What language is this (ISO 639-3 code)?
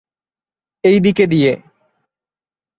ben